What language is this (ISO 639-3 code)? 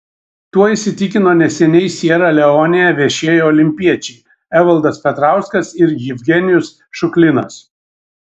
lit